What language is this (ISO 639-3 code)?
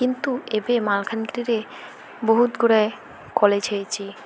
ori